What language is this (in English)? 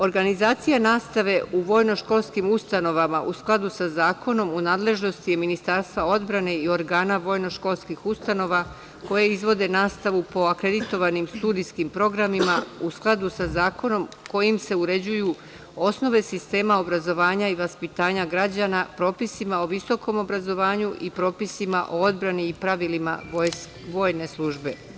Serbian